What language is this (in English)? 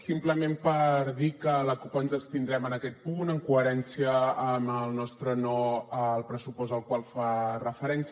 Catalan